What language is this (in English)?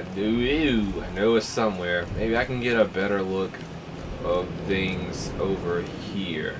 English